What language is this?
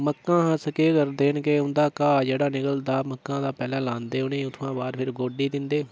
Dogri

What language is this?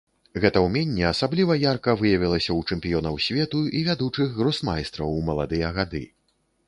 Belarusian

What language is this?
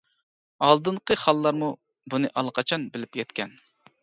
Uyghur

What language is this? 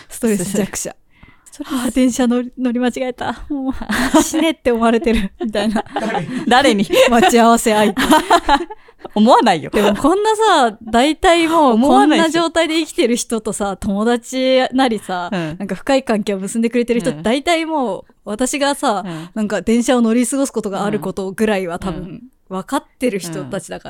Japanese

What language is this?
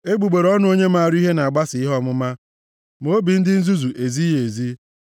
Igbo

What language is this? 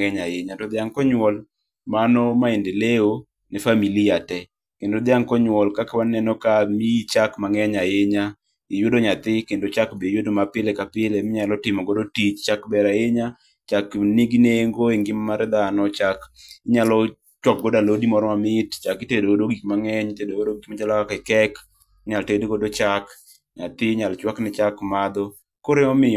Luo (Kenya and Tanzania)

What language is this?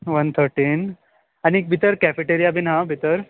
Konkani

